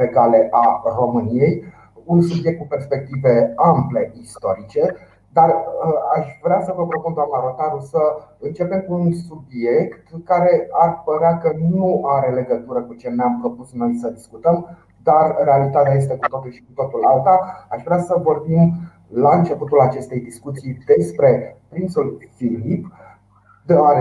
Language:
Romanian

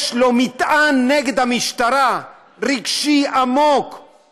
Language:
Hebrew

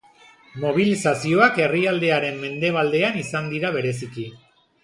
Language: Basque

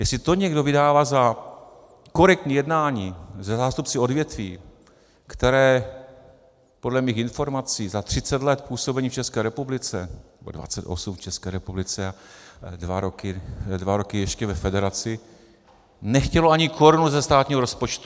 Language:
Czech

